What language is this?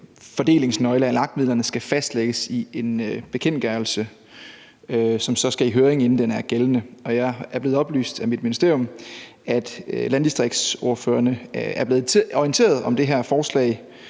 Danish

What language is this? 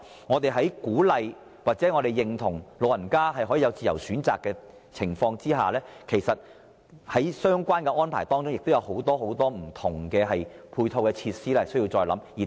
Cantonese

